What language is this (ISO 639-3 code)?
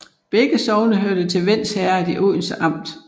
dan